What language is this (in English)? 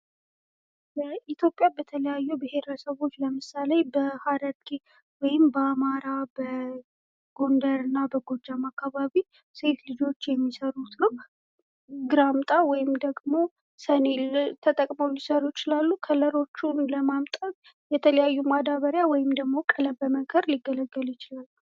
Amharic